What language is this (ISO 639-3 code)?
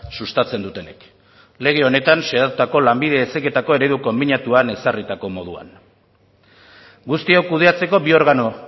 eus